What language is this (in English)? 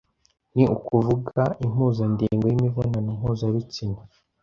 Kinyarwanda